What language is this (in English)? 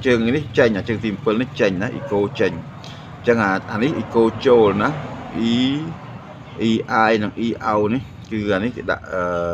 Vietnamese